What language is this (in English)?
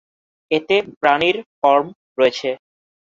Bangla